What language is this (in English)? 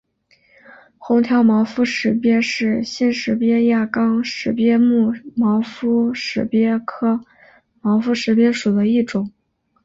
Chinese